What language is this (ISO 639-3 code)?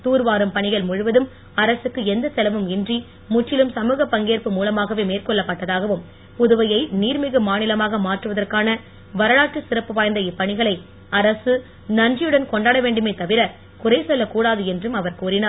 tam